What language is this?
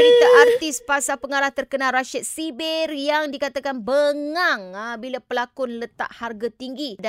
Malay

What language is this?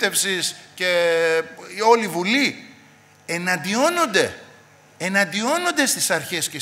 Greek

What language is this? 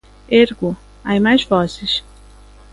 Galician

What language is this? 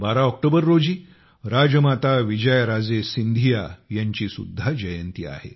Marathi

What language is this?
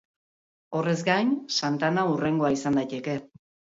Basque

